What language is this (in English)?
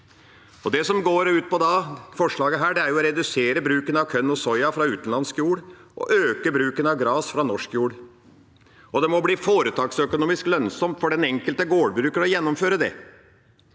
Norwegian